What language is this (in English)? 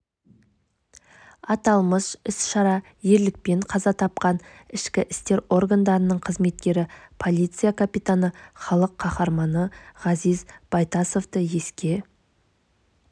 Kazakh